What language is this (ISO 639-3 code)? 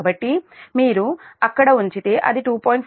tel